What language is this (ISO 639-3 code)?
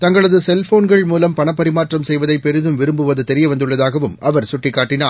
tam